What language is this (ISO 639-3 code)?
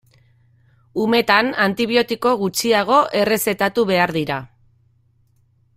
eus